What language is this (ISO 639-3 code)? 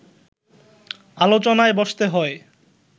ben